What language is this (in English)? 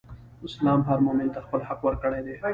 Pashto